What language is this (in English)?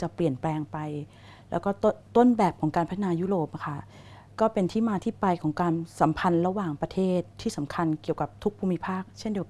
Thai